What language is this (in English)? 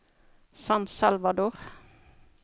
Norwegian